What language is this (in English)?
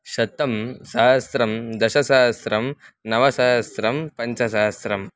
Sanskrit